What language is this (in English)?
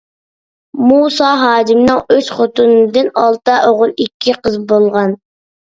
Uyghur